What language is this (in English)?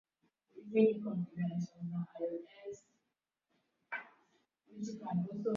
Swahili